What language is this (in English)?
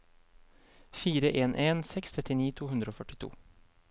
Norwegian